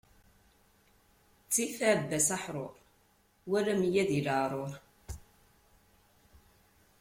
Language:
Kabyle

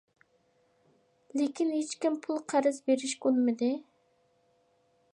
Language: Uyghur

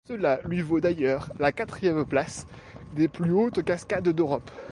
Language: French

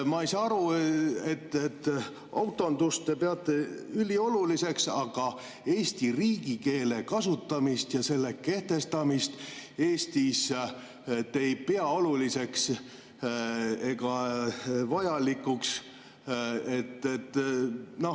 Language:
Estonian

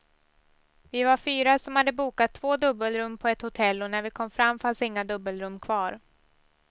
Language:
Swedish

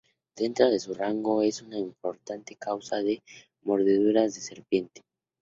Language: Spanish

